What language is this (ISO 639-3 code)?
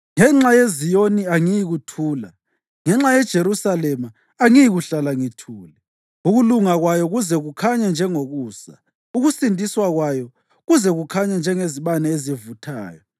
nde